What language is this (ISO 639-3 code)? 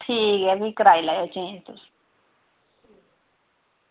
doi